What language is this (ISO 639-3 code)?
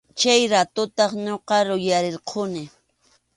qxu